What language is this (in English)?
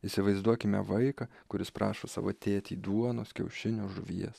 Lithuanian